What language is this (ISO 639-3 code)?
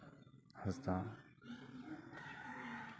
sat